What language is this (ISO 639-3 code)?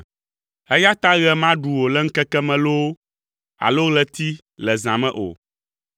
ewe